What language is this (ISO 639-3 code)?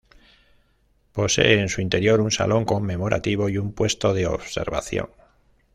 spa